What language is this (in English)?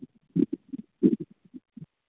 Maithili